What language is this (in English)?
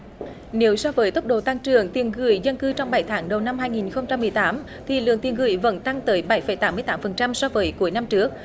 Vietnamese